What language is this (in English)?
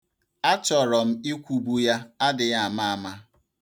Igbo